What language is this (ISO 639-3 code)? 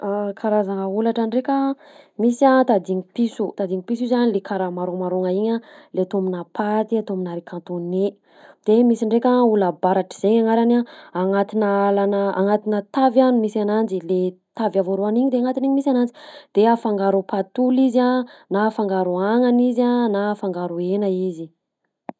bzc